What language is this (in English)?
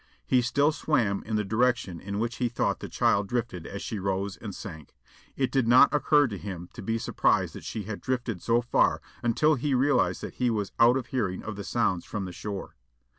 English